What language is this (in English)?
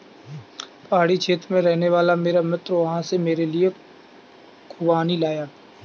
Hindi